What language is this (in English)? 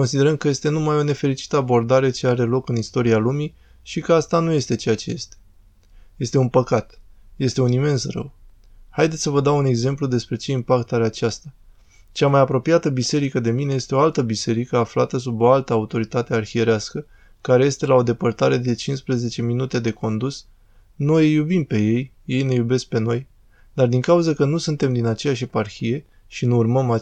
Romanian